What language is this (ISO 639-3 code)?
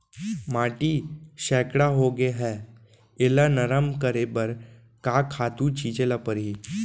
hne